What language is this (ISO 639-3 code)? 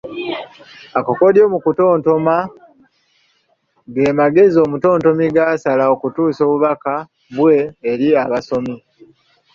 lug